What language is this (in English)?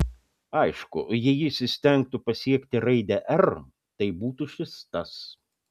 Lithuanian